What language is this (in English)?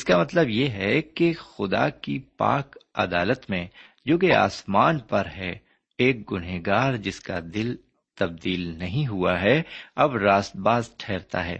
Urdu